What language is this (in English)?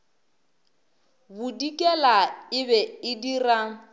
Northern Sotho